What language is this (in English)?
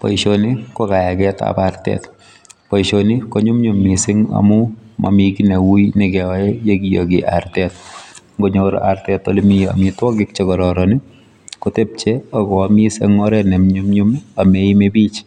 Kalenjin